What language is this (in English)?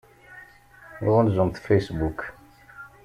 Kabyle